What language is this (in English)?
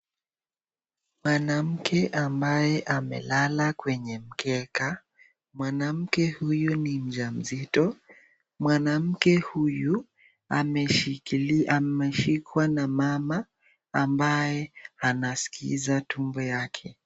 Swahili